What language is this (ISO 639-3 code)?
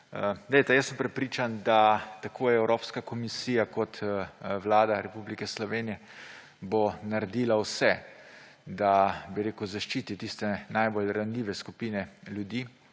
slv